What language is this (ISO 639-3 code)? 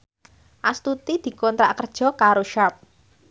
jav